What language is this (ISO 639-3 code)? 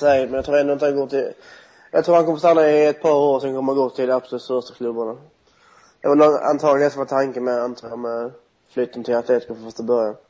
swe